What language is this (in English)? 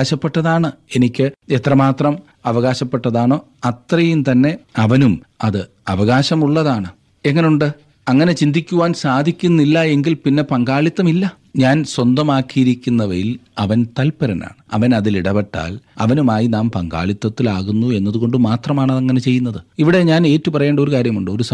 Malayalam